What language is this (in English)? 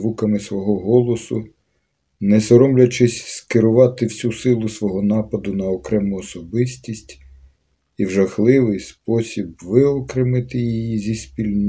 Ukrainian